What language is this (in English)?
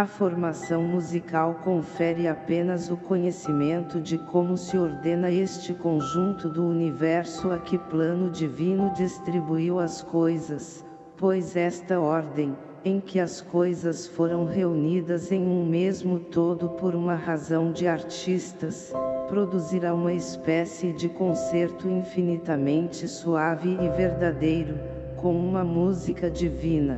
Portuguese